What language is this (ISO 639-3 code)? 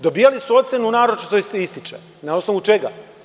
srp